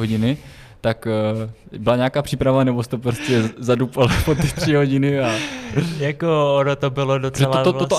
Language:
Czech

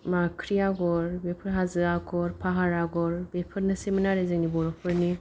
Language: Bodo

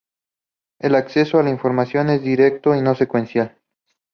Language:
Spanish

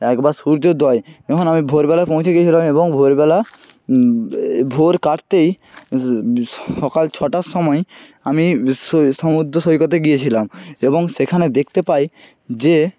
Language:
Bangla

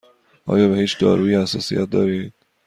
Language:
Persian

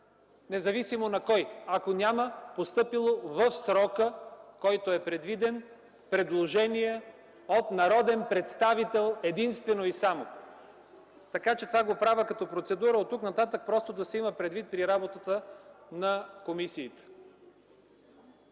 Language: Bulgarian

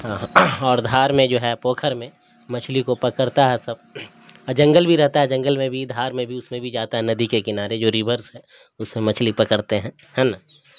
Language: Urdu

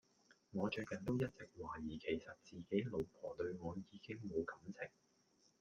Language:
Cantonese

